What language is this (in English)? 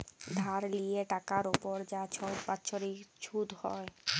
Bangla